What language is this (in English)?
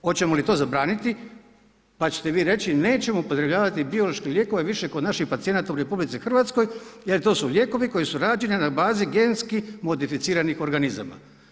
Croatian